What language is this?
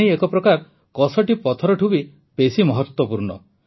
Odia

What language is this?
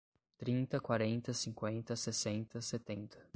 Portuguese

